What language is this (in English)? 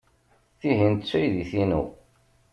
Kabyle